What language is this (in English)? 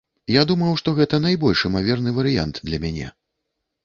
Belarusian